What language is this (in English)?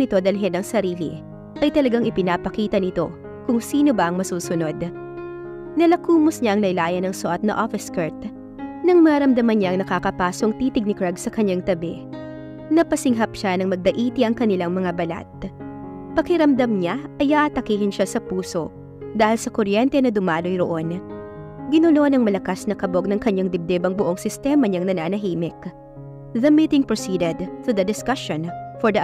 Filipino